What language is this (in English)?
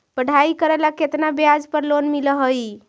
Magahi